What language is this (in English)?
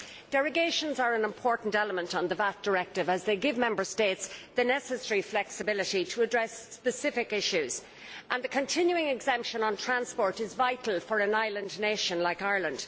English